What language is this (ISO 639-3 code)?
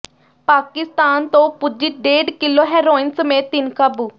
pan